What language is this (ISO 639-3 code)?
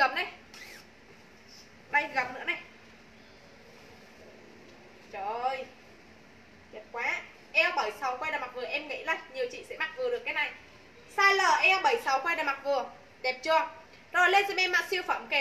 vie